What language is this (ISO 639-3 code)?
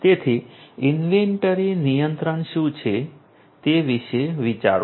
guj